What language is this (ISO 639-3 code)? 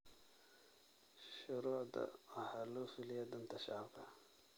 som